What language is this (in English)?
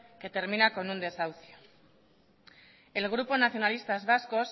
Spanish